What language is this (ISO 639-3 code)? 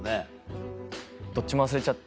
jpn